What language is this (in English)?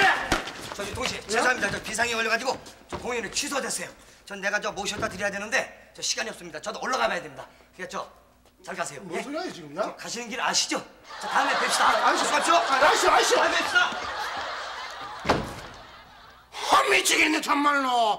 Korean